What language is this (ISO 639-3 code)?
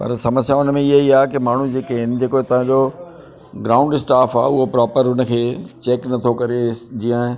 snd